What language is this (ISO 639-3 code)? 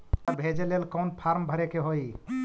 mag